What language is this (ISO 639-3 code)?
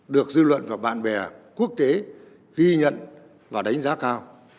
vie